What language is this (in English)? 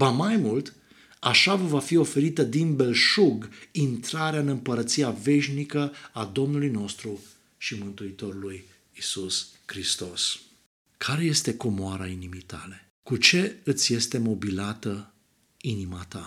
Romanian